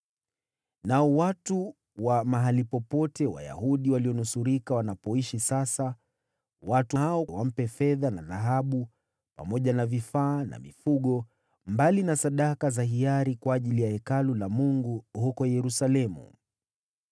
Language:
Swahili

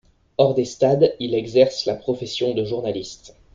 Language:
French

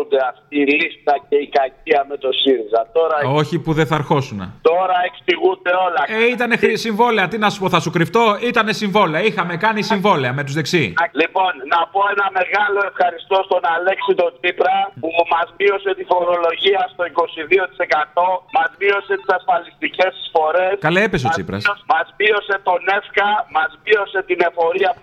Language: Greek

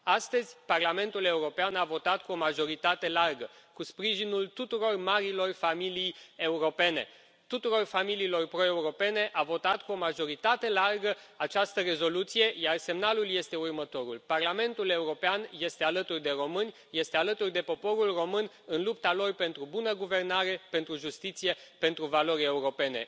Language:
Romanian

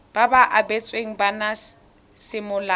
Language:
Tswana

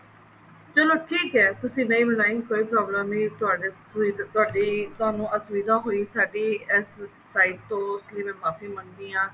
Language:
Punjabi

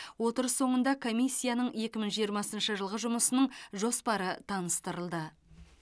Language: Kazakh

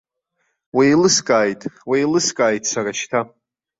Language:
Abkhazian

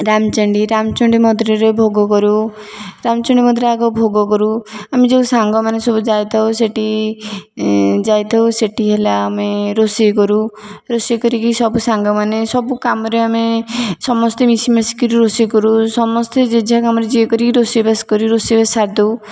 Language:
Odia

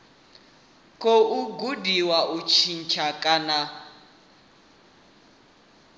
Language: Venda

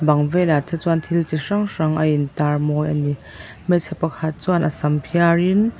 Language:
Mizo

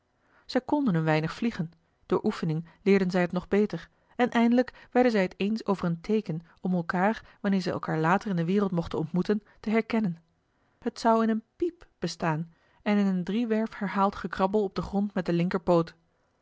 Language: Dutch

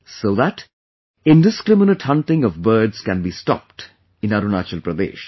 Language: English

